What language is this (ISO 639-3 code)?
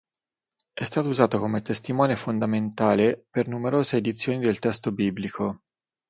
ita